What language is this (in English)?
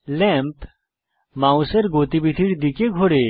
Bangla